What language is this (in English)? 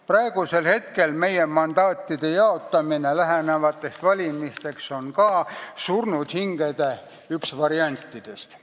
Estonian